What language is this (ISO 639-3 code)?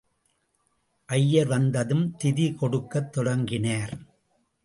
tam